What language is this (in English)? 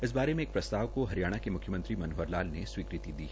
Hindi